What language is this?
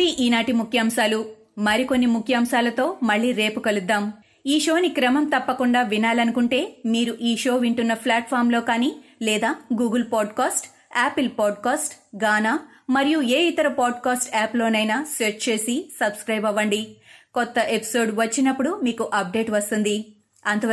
Telugu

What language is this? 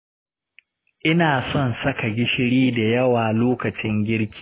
Hausa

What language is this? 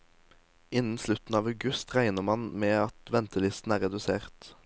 Norwegian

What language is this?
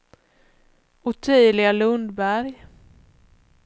Swedish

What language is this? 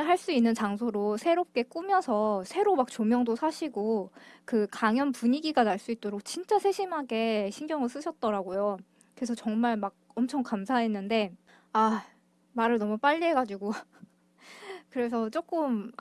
Korean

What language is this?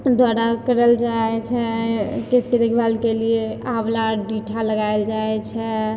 Maithili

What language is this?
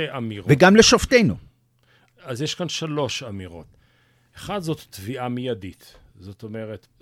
Hebrew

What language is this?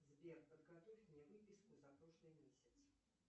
Russian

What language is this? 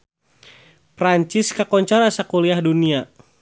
Sundanese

